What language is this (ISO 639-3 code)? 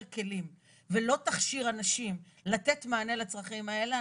heb